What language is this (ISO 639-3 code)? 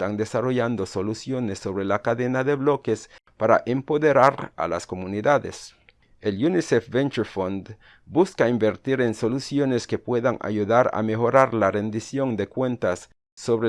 spa